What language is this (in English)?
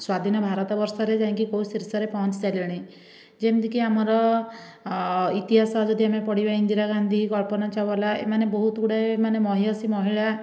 Odia